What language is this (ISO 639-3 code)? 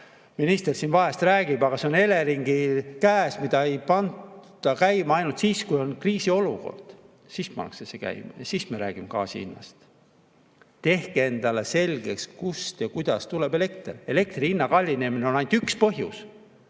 est